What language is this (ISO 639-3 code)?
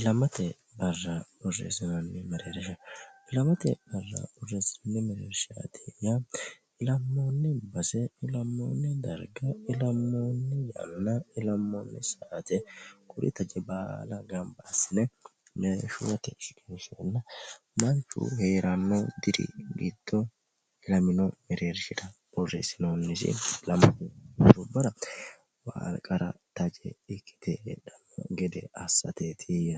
sid